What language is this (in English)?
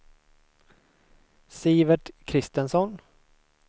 Swedish